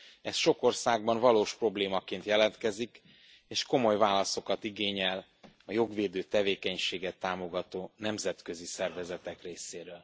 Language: Hungarian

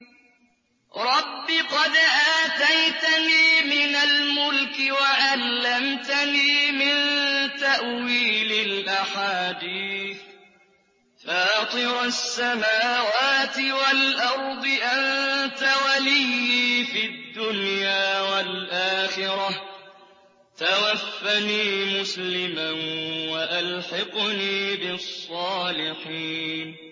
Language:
Arabic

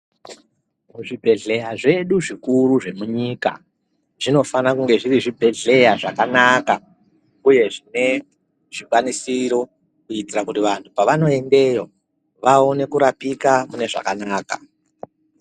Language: Ndau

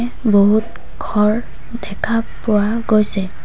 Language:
Assamese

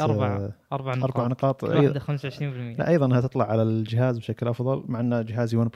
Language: Arabic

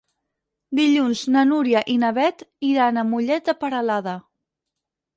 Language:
Catalan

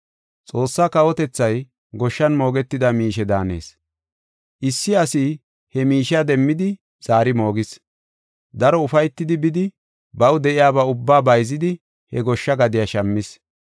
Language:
Gofa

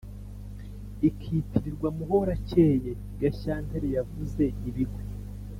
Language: Kinyarwanda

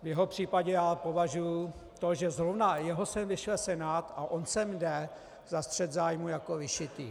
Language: Czech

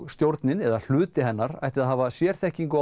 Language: Icelandic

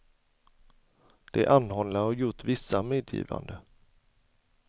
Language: Swedish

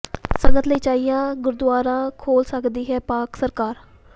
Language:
Punjabi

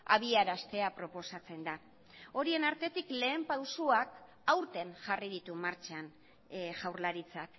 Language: Basque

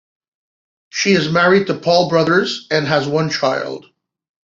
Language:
English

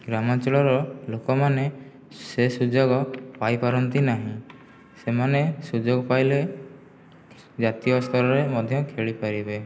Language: Odia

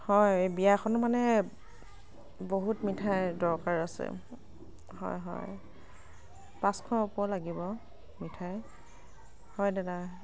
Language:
Assamese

